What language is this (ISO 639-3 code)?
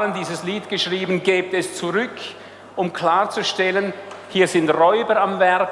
deu